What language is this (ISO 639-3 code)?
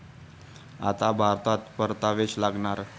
mar